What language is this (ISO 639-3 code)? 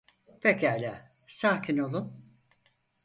tur